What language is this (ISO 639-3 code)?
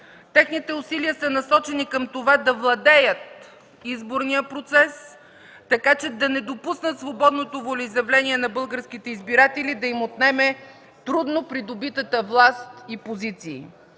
bul